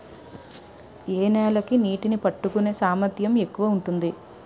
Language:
Telugu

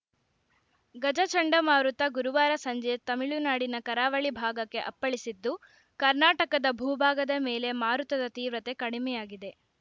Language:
Kannada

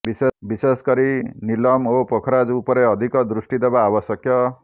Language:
Odia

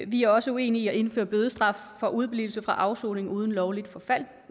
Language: Danish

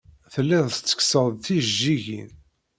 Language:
Kabyle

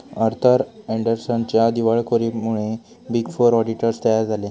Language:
Marathi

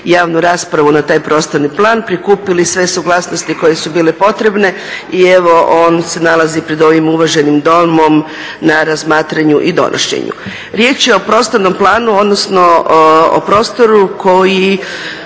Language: Croatian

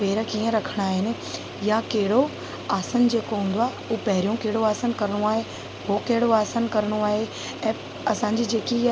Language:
Sindhi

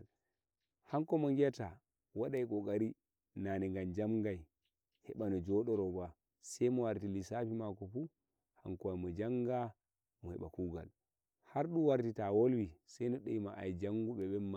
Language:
Nigerian Fulfulde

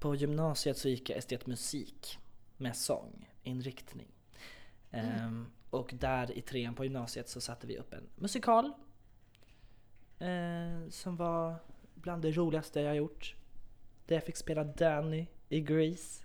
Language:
Swedish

